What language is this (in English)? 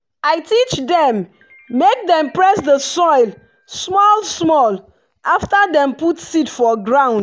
Nigerian Pidgin